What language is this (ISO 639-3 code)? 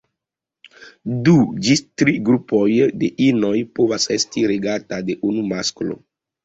epo